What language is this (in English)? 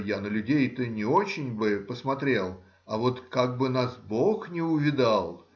Russian